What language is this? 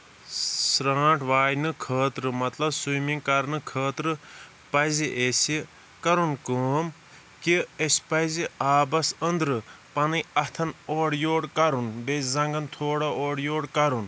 Kashmiri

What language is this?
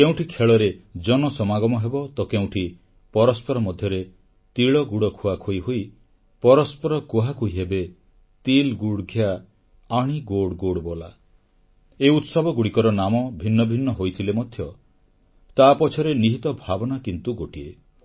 Odia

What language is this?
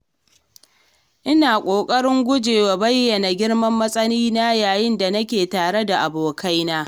Hausa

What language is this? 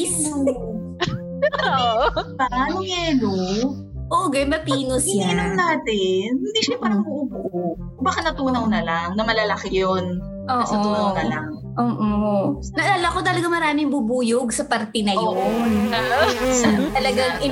Filipino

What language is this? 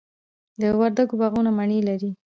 Pashto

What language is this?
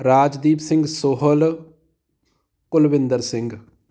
Punjabi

